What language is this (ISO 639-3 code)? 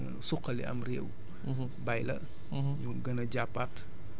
wol